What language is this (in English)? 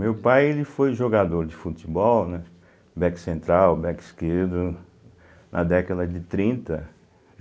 Portuguese